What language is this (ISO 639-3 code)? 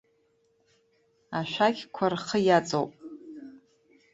abk